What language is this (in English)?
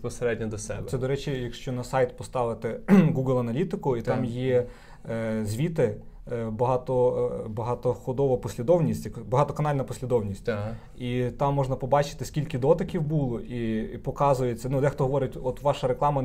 Ukrainian